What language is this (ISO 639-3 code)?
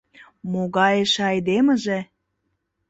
chm